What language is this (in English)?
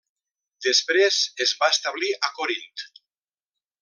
Catalan